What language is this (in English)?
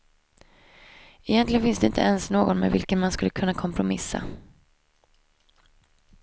Swedish